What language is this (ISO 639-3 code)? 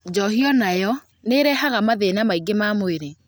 kik